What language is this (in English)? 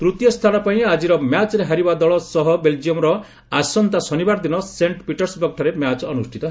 Odia